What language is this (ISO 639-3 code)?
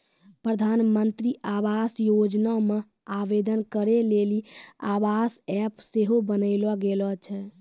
mai